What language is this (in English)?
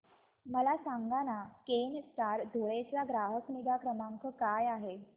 Marathi